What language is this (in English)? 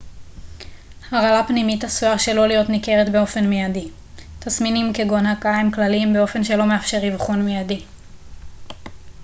Hebrew